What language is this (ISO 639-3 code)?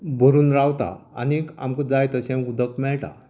kok